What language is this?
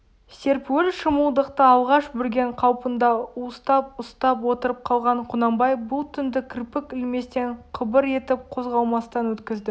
Kazakh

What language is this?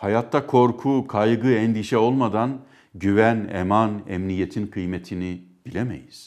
Turkish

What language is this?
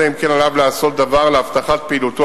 Hebrew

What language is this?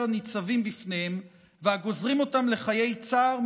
Hebrew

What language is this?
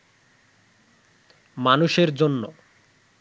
Bangla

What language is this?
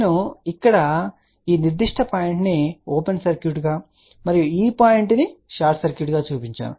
Telugu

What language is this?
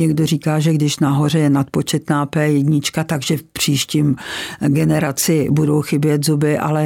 Czech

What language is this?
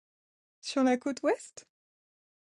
French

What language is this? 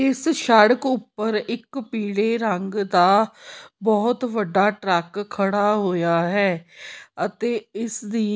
Punjabi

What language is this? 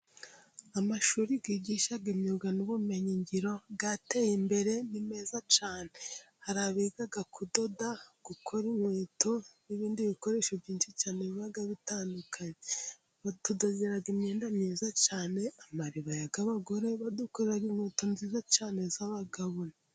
Kinyarwanda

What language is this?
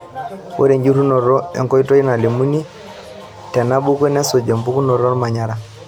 Masai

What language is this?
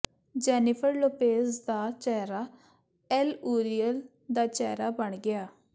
Punjabi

